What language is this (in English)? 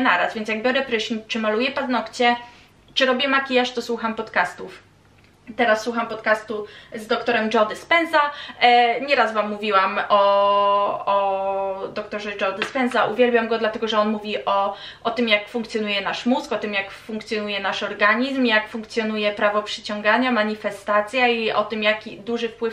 Polish